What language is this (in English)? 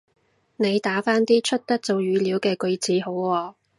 Cantonese